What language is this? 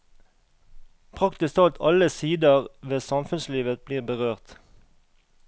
Norwegian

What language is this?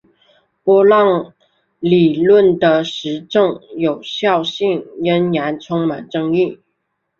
Chinese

